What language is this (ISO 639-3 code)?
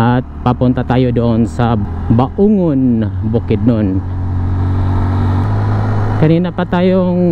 fil